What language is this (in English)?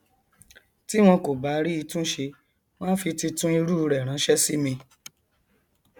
Yoruba